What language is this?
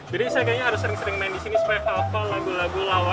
Indonesian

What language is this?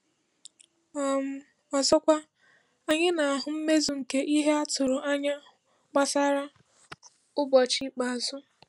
Igbo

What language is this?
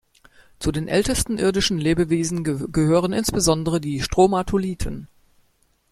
German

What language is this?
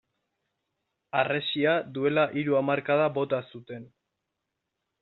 Basque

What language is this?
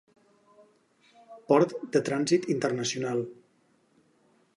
Catalan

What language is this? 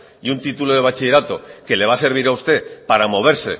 Spanish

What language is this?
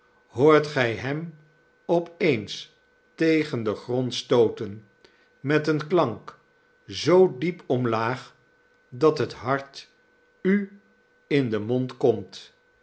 Dutch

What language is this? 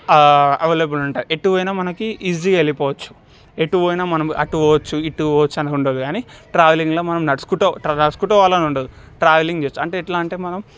Telugu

